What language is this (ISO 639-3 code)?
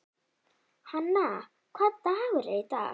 isl